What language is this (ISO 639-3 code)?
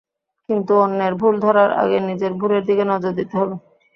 ben